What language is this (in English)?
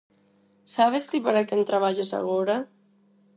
Galician